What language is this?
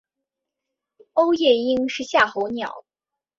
Chinese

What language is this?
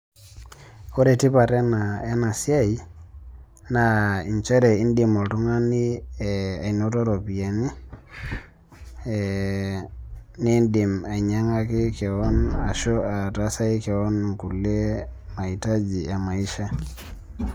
Masai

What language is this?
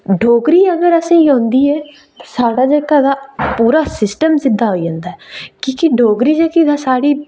Dogri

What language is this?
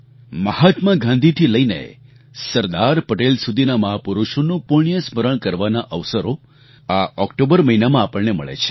Gujarati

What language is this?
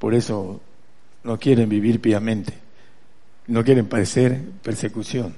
Spanish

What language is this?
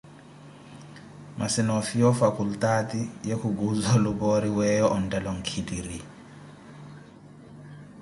Koti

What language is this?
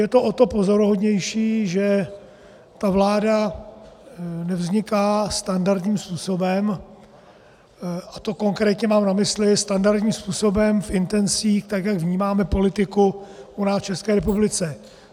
Czech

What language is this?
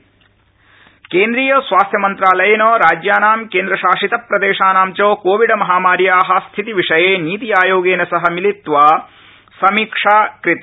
Sanskrit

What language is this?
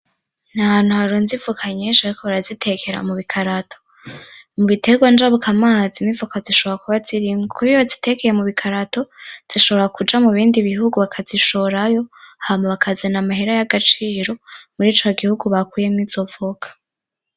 Rundi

